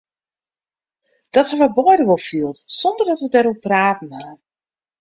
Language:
Western Frisian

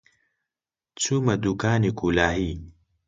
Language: Central Kurdish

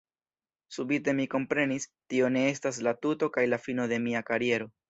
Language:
Esperanto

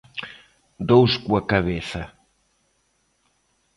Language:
Galician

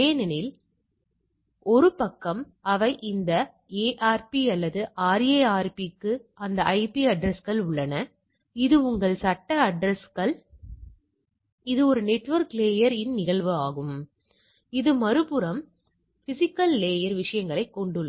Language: Tamil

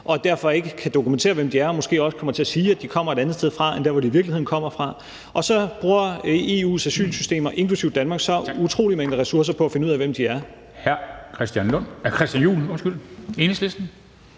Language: Danish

